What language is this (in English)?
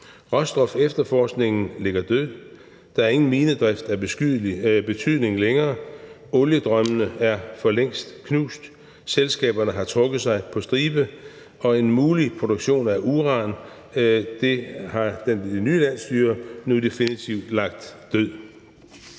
Danish